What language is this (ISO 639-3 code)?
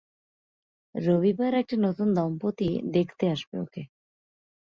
ben